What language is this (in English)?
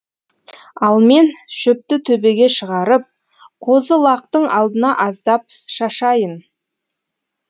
Kazakh